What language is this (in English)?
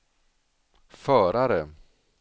Swedish